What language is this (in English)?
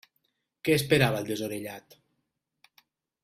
Catalan